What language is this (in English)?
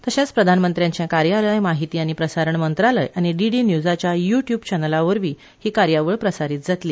Konkani